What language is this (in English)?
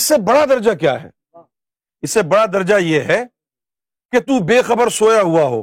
Urdu